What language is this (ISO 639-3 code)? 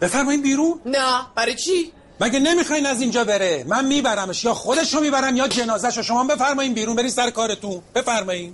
fas